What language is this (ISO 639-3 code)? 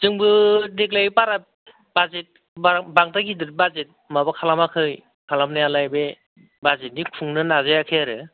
brx